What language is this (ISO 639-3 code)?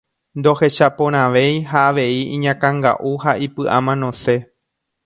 grn